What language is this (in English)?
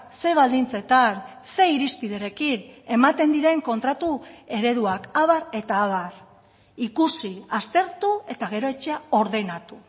Basque